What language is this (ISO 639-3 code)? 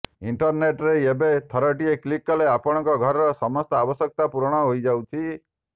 ori